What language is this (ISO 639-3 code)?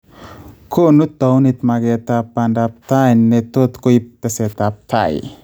kln